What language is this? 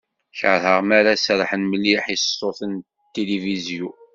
Kabyle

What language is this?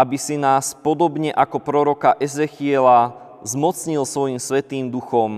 Slovak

